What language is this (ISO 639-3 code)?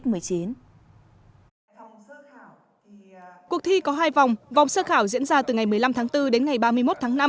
vie